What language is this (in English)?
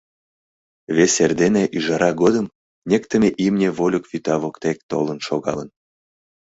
Mari